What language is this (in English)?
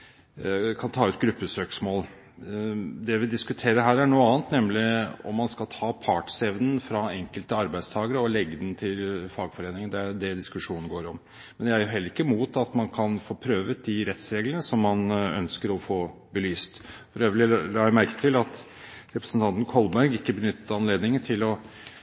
Norwegian Bokmål